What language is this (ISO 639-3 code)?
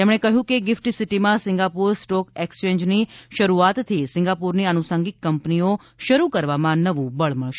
guj